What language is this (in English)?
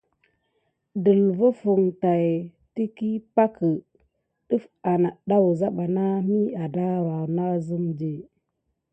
Gidar